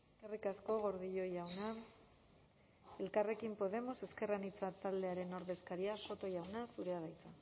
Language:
Basque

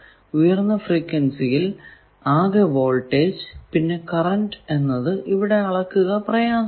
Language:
Malayalam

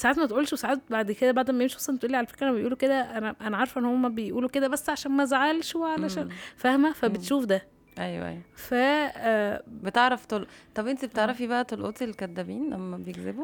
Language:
Arabic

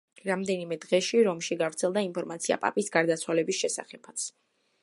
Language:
Georgian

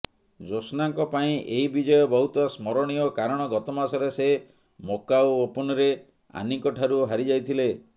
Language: Odia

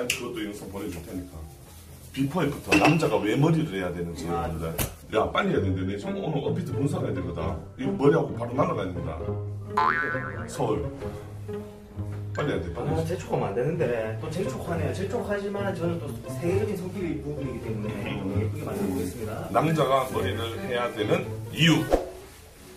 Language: Korean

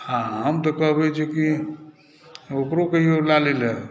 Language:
Maithili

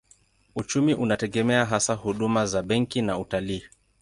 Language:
Swahili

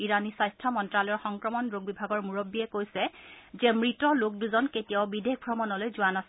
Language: Assamese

